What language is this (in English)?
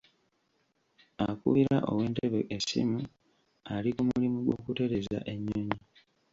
Ganda